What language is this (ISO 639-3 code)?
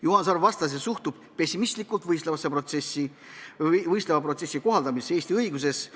est